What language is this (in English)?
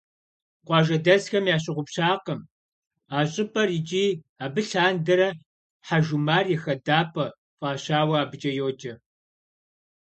Kabardian